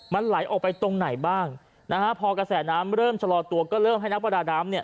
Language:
Thai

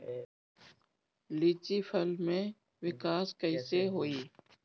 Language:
Bhojpuri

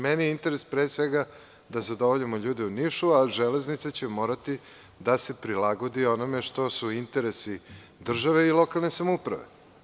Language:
Serbian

